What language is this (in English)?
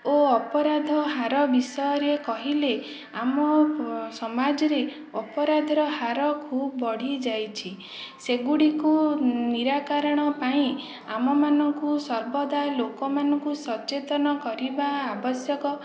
Odia